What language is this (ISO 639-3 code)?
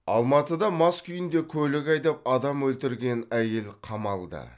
kaz